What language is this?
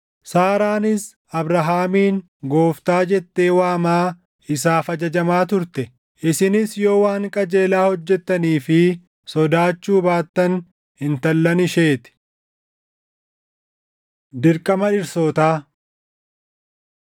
Oromo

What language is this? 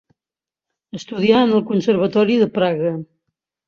Catalan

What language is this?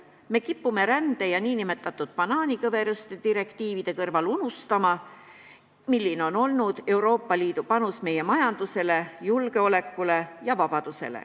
Estonian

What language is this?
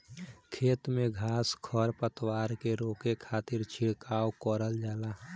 Bhojpuri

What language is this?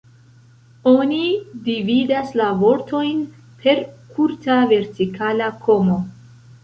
Esperanto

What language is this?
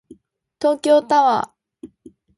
Japanese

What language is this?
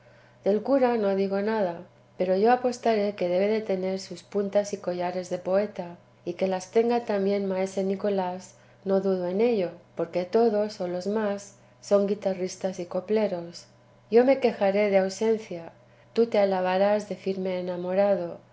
Spanish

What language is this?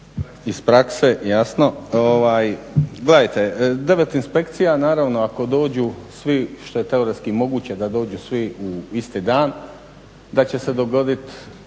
Croatian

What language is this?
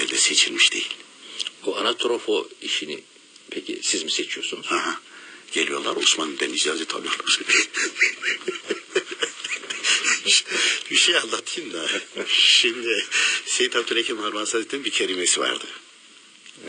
Turkish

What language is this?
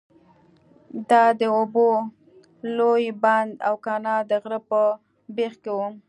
Pashto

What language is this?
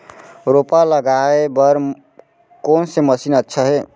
Chhattisgarhi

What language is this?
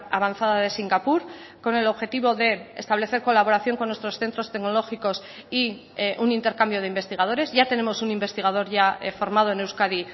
Spanish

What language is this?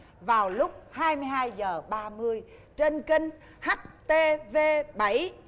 Vietnamese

